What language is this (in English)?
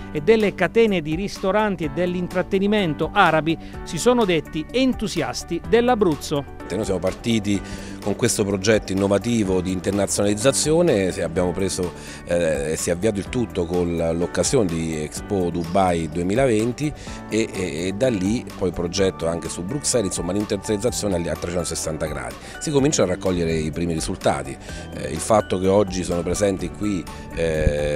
Italian